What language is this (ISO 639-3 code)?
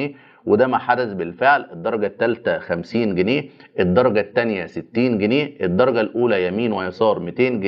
ara